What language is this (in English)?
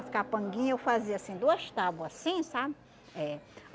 Portuguese